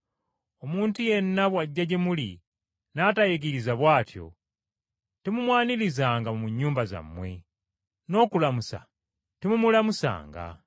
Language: Ganda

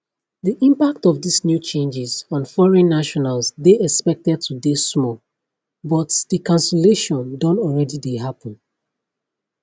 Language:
Nigerian Pidgin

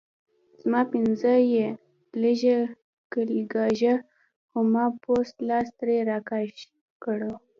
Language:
Pashto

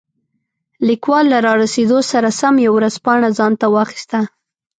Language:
Pashto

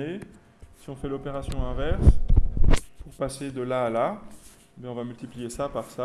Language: French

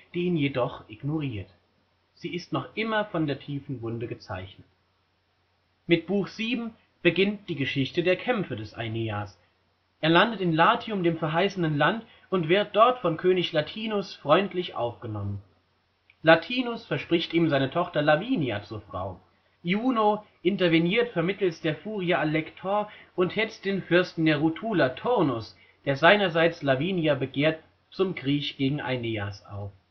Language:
German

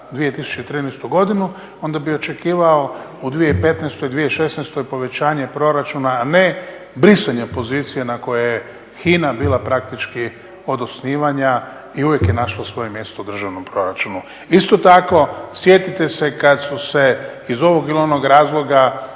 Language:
Croatian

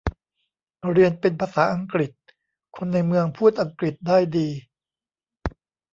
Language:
Thai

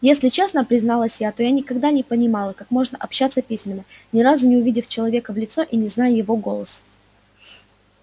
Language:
Russian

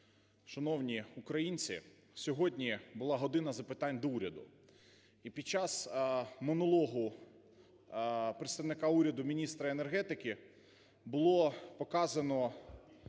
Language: Ukrainian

